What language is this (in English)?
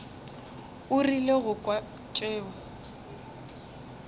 Northern Sotho